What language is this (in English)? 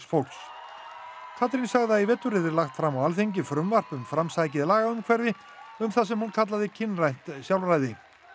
Icelandic